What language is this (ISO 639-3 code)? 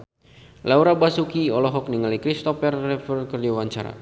sun